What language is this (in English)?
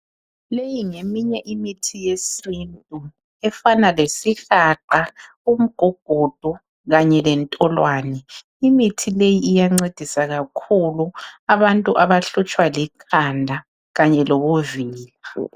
North Ndebele